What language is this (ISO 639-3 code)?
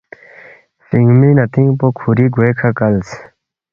bft